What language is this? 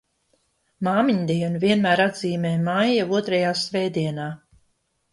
Latvian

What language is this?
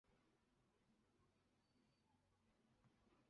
Chinese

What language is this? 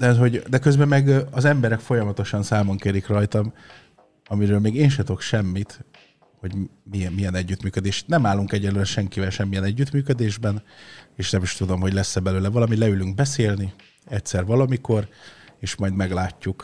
Hungarian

